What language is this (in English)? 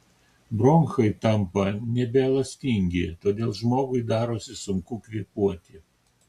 Lithuanian